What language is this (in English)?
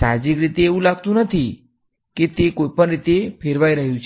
Gujarati